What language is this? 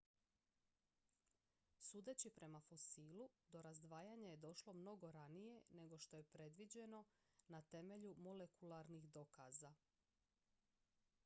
Croatian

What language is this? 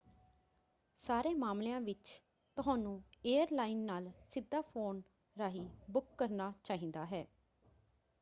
Punjabi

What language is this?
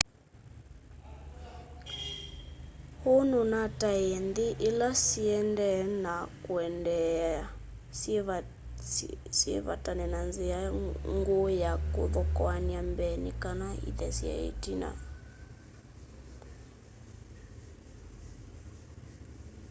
Kamba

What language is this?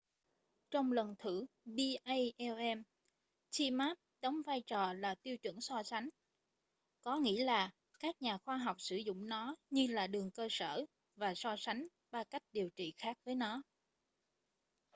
Vietnamese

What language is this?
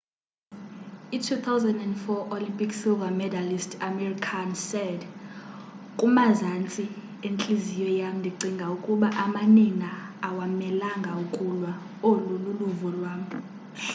Xhosa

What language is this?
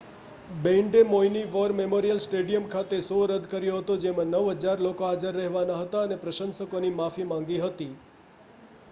Gujarati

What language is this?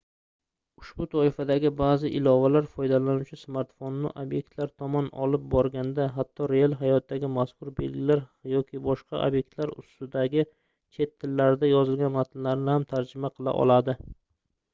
Uzbek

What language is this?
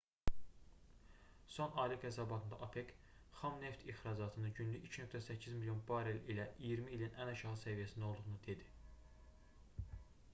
Azerbaijani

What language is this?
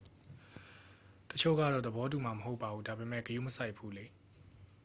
Burmese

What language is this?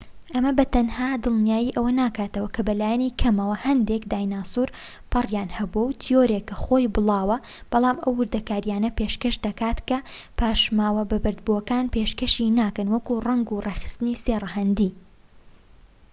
Central Kurdish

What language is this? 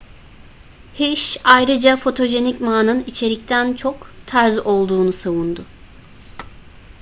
Turkish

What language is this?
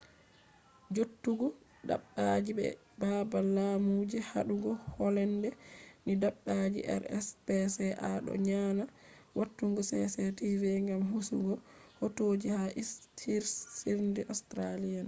Fula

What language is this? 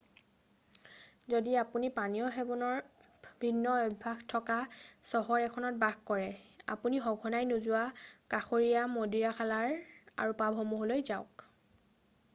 Assamese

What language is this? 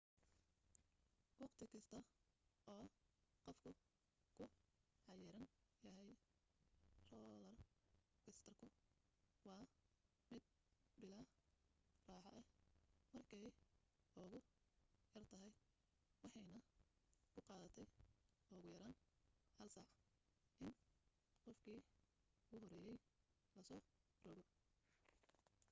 Somali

